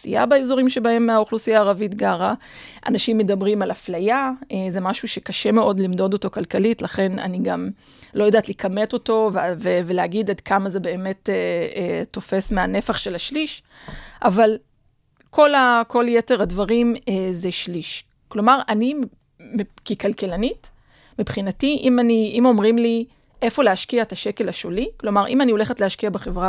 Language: Hebrew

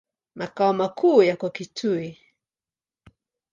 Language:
Swahili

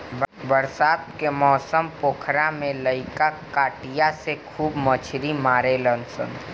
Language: Bhojpuri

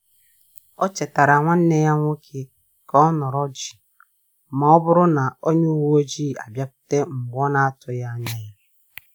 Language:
Igbo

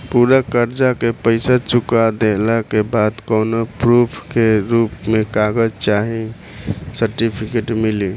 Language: Bhojpuri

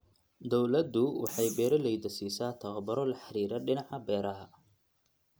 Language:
Somali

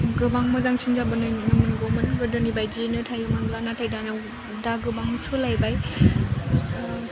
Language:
Bodo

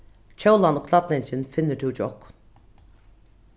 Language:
Faroese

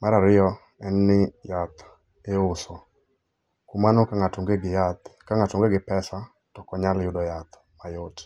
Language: Luo (Kenya and Tanzania)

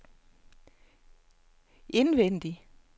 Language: Danish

